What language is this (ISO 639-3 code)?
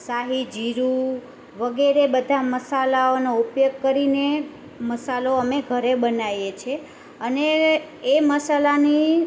guj